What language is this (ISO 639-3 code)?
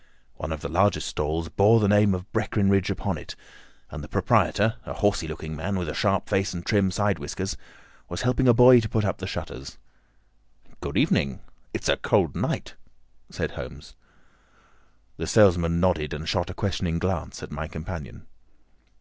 eng